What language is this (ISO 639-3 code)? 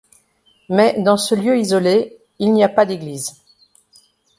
fra